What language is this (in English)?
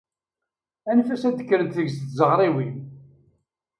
Kabyle